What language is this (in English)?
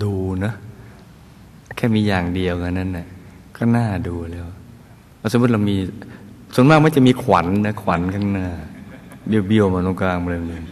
Thai